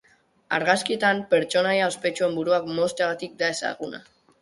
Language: Basque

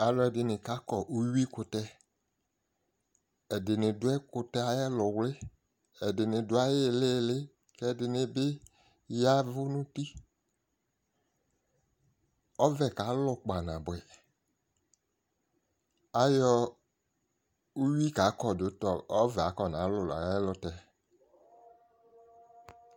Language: Ikposo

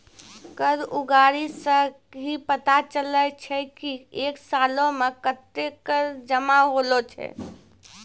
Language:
Maithili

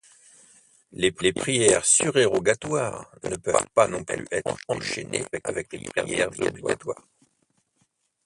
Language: French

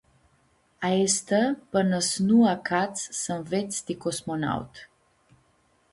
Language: Aromanian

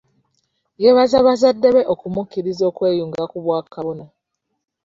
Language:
Ganda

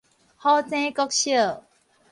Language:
Min Nan Chinese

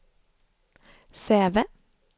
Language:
Swedish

